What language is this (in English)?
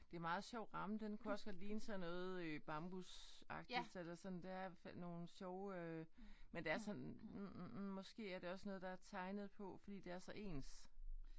Danish